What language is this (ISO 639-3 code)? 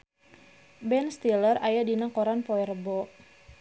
sun